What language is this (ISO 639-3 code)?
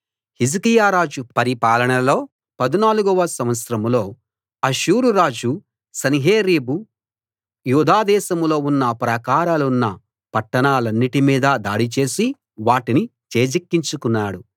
tel